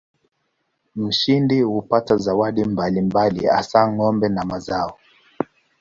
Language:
Swahili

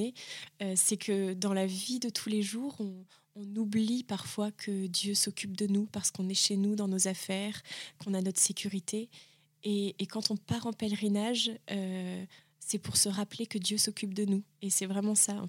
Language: French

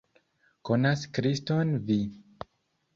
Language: Esperanto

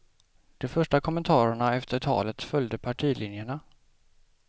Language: Swedish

